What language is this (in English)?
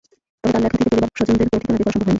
Bangla